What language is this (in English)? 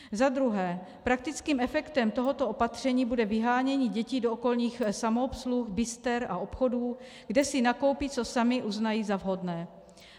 Czech